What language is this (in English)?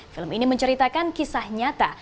Indonesian